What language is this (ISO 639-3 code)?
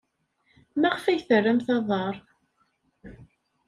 kab